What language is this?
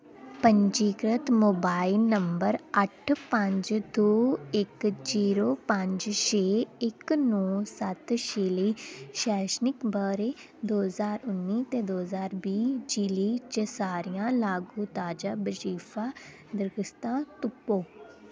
Dogri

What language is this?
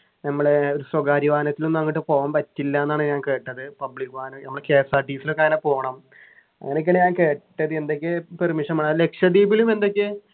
Malayalam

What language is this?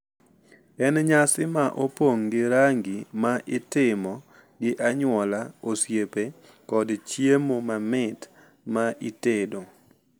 Luo (Kenya and Tanzania)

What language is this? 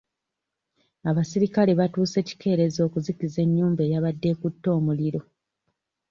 Ganda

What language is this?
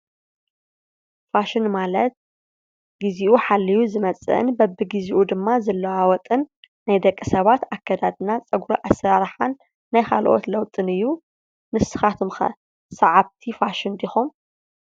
Tigrinya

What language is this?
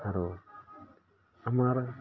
Assamese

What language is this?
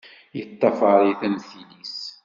Kabyle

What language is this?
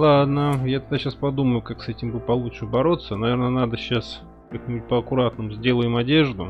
Russian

